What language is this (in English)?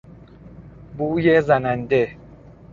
Persian